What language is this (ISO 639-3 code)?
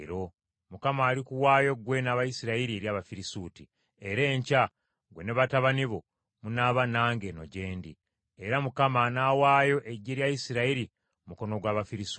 lug